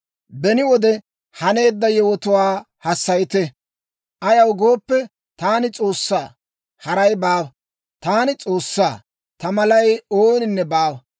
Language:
Dawro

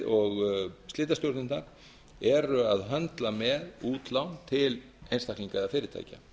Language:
Icelandic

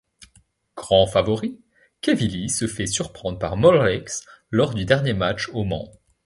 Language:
French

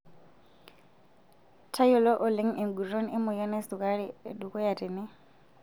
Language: Masai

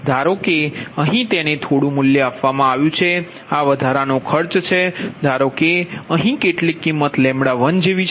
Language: Gujarati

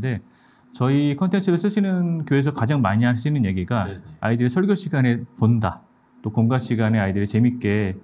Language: Korean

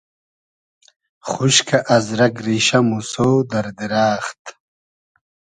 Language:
Hazaragi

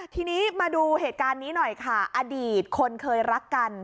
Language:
Thai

